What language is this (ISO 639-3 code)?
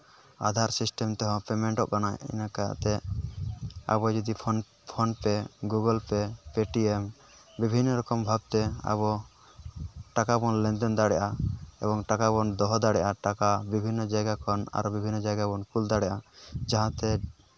sat